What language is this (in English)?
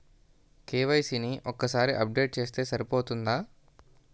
Telugu